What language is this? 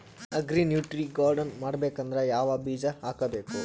Kannada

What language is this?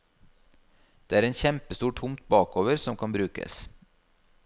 Norwegian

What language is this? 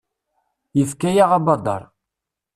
Kabyle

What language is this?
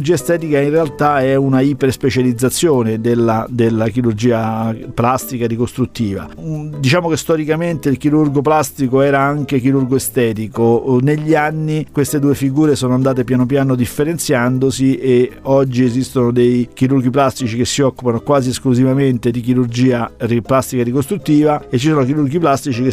Italian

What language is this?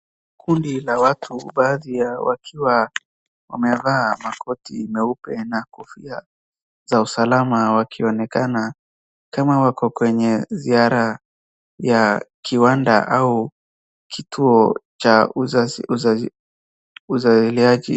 Swahili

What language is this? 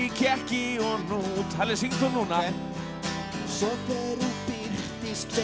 Icelandic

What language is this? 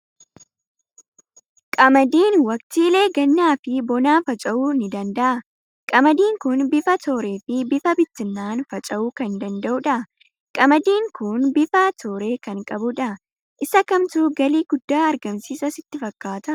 Oromo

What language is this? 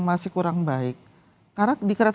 Indonesian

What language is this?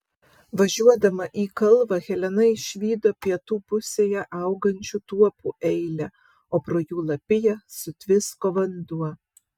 Lithuanian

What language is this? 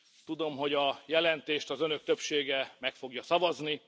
Hungarian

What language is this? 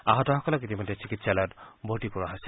Assamese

